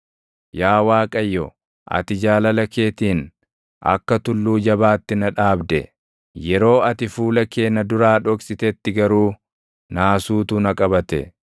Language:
Oromo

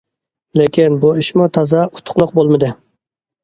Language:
Uyghur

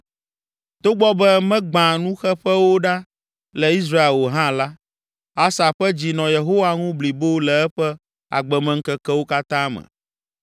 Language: Ewe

